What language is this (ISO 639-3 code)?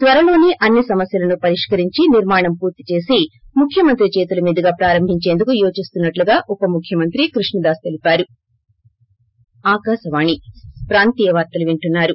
tel